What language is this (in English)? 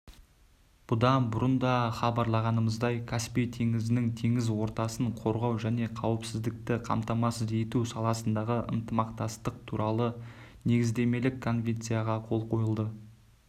Kazakh